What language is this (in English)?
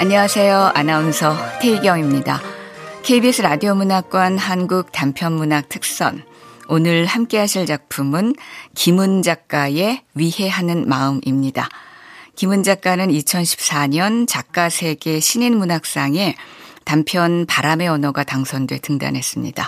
Korean